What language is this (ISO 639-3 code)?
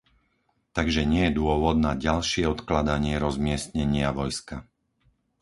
slk